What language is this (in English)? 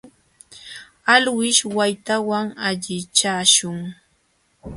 Jauja Wanca Quechua